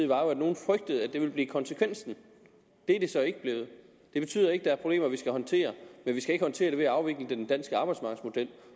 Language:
Danish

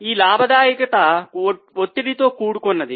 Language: Telugu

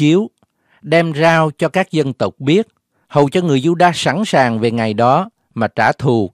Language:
Vietnamese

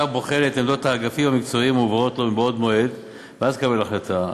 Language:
Hebrew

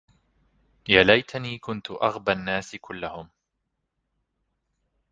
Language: Arabic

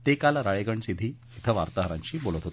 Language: Marathi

